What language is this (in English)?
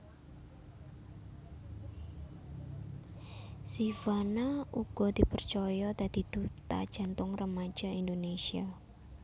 Javanese